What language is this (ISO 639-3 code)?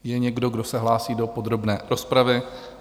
ces